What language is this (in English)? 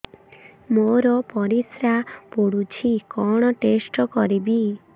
Odia